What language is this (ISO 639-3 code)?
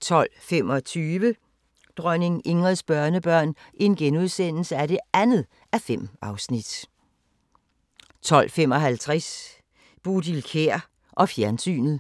dan